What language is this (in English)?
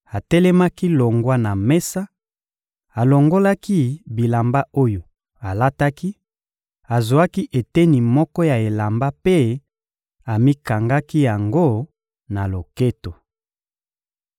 Lingala